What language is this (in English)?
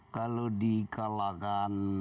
Indonesian